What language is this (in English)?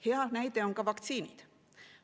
Estonian